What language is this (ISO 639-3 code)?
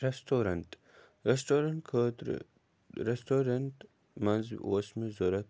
kas